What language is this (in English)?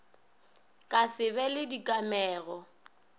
Northern Sotho